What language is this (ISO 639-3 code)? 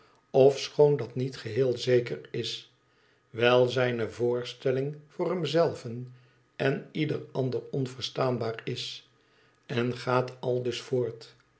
nld